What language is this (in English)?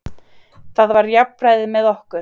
Icelandic